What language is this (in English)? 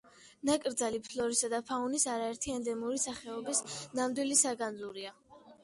Georgian